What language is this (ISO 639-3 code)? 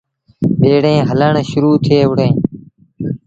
sbn